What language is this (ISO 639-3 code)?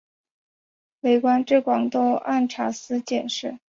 zho